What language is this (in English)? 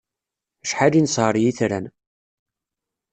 Kabyle